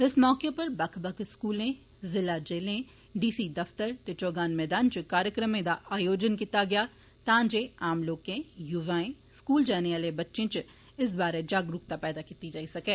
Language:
Dogri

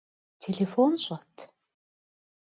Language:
Kabardian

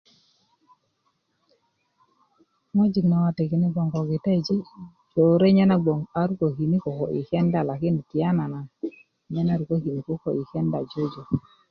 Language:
Kuku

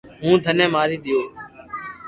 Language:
Loarki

